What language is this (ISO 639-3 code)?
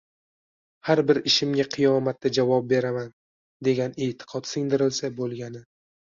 uzb